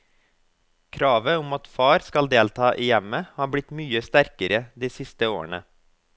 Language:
Norwegian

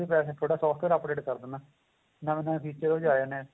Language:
Punjabi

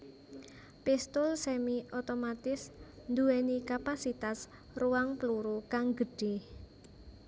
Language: Javanese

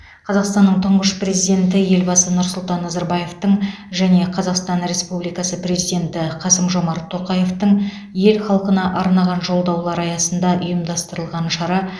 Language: Kazakh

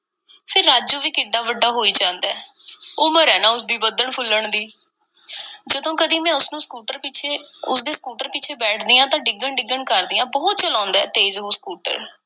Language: Punjabi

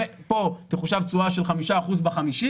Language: Hebrew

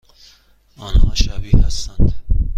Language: Persian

